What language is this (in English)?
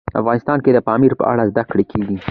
Pashto